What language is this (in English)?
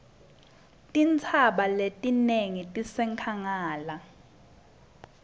Swati